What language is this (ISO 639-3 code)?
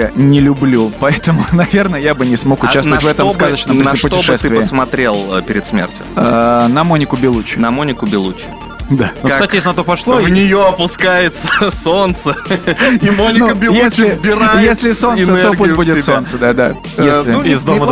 rus